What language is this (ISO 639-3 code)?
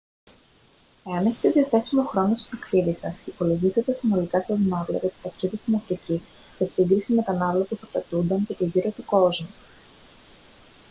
ell